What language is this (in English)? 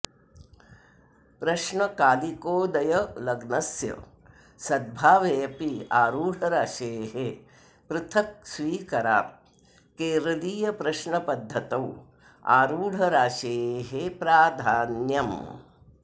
Sanskrit